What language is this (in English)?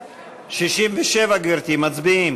Hebrew